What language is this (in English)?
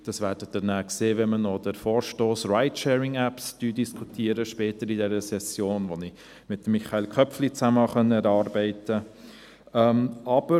Swiss German